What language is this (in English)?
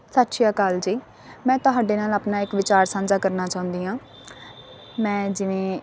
Punjabi